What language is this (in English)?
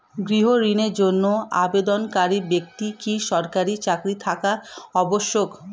Bangla